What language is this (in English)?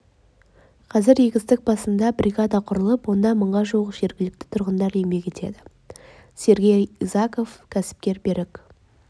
Kazakh